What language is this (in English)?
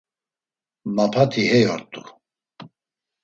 Laz